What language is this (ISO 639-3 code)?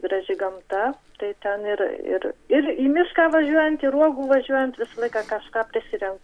lit